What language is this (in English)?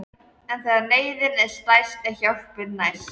Icelandic